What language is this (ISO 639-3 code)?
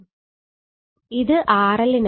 mal